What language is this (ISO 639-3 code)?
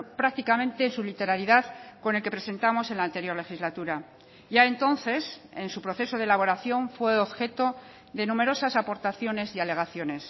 spa